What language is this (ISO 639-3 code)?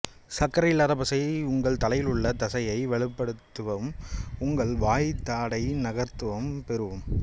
tam